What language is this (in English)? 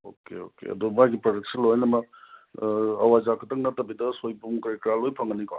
Manipuri